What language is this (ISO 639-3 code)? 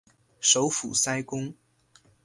zho